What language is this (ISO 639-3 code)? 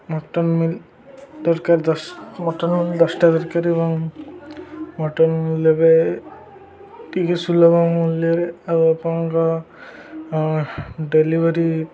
ori